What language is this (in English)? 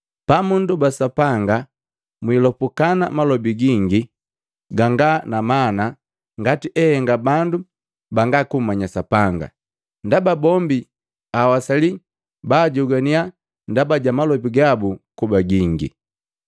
Matengo